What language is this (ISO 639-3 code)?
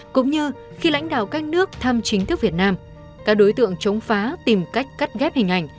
vie